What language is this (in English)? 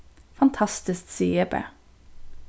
Faroese